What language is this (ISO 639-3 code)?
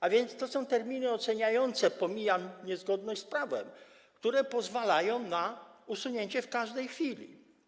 pol